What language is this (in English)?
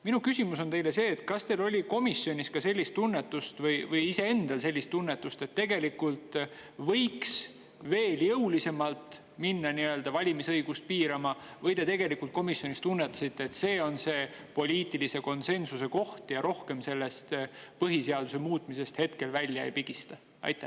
Estonian